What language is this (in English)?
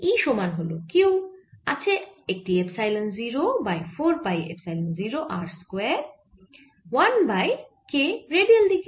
Bangla